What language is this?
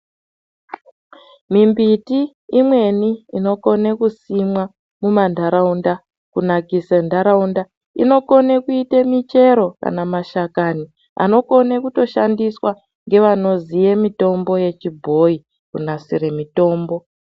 Ndau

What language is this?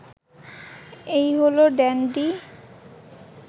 Bangla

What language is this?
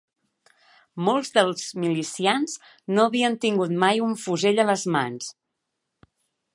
Catalan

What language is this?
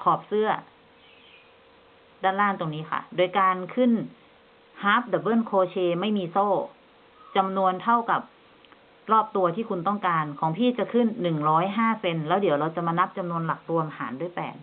Thai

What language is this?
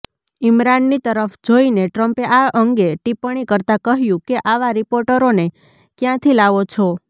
Gujarati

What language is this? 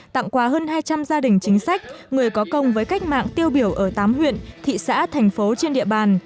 Vietnamese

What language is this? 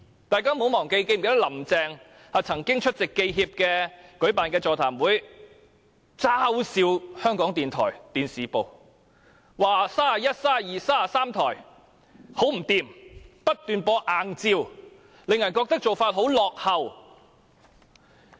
Cantonese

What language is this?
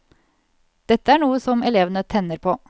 Norwegian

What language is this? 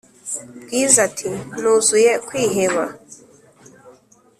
Kinyarwanda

